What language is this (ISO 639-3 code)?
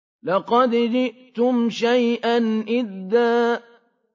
ara